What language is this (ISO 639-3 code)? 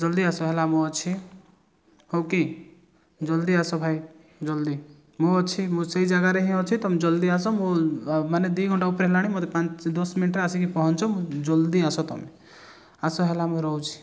ori